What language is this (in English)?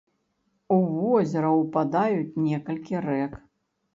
Belarusian